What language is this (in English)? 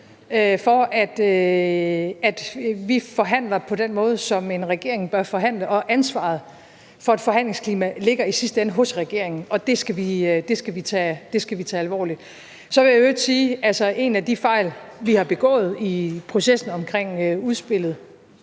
Danish